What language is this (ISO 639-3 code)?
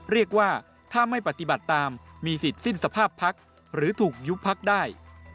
tha